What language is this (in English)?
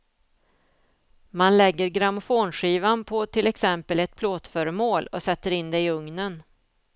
Swedish